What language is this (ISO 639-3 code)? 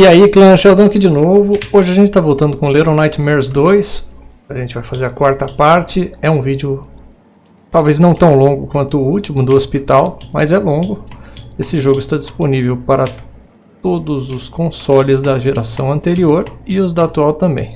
por